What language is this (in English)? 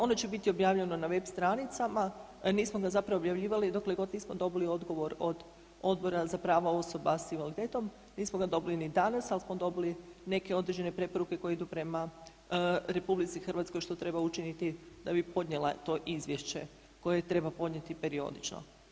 Croatian